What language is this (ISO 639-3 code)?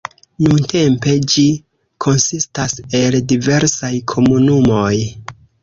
epo